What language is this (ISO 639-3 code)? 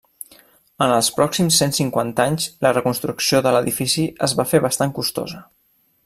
cat